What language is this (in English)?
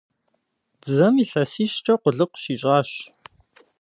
Kabardian